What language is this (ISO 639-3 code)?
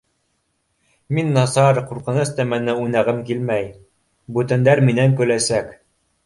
bak